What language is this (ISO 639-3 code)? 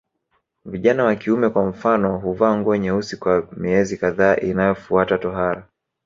swa